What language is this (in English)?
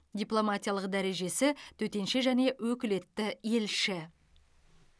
Kazakh